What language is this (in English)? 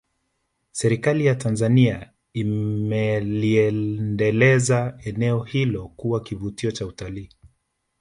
Swahili